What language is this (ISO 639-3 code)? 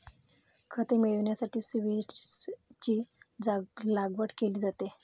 mar